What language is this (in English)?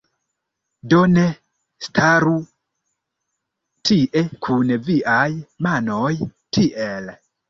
Esperanto